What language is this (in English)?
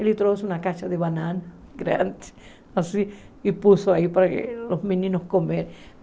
Portuguese